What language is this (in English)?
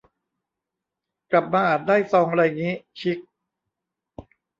Thai